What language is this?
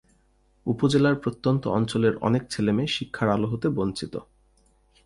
Bangla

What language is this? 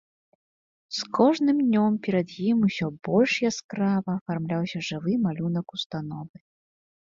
Belarusian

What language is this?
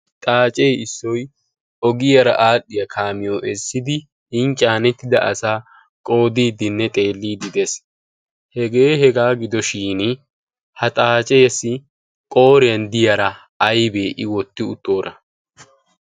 Wolaytta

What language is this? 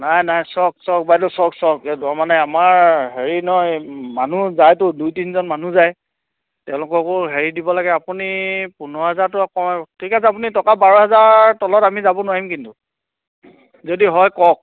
Assamese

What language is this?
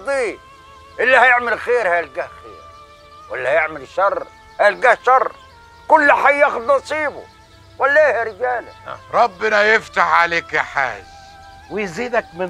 Arabic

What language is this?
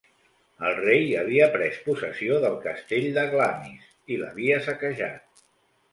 Catalan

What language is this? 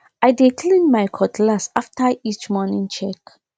Nigerian Pidgin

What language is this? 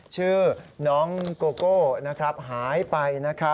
Thai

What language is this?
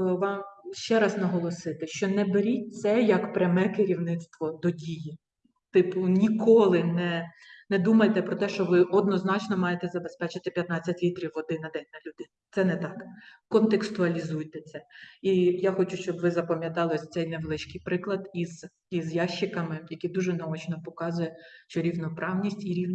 Ukrainian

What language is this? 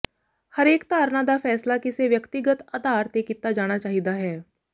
Punjabi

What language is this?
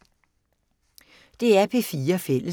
Danish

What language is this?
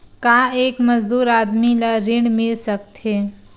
Chhattisgarhi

